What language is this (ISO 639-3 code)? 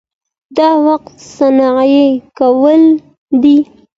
pus